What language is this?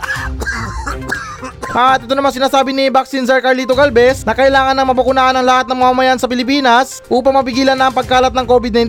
Filipino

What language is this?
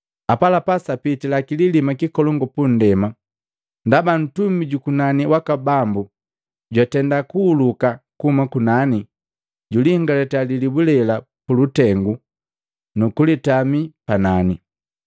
Matengo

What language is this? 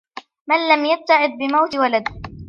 Arabic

